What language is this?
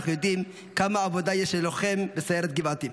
Hebrew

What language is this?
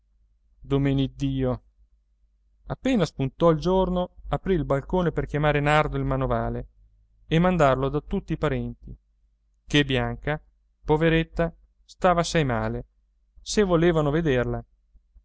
Italian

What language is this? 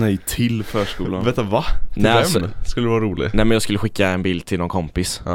Swedish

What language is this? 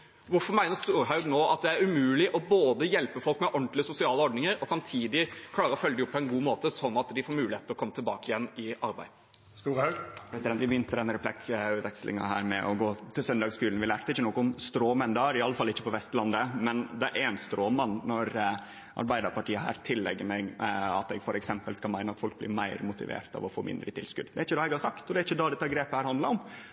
Norwegian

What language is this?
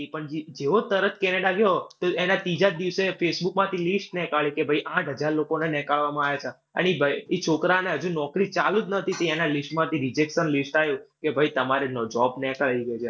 Gujarati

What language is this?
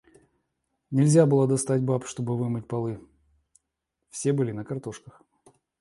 Russian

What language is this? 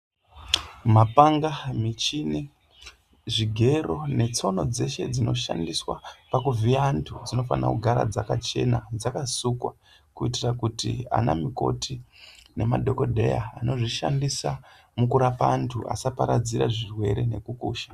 Ndau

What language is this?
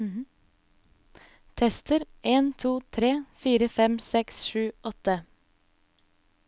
Norwegian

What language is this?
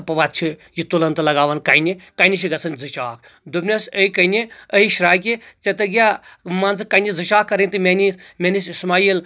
Kashmiri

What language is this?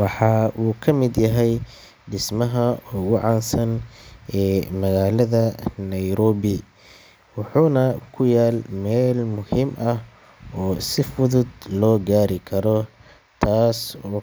Somali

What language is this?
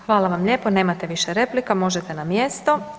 Croatian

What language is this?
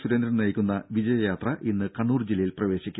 Malayalam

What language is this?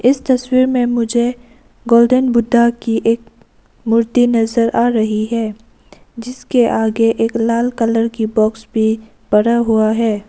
Hindi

